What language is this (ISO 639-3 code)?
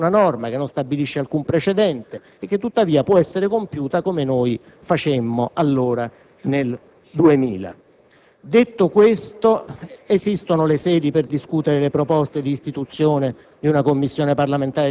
ita